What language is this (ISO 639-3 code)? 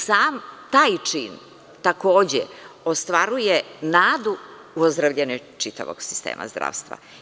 srp